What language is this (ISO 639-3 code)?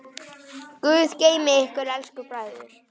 isl